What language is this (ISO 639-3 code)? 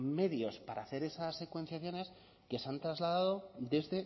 spa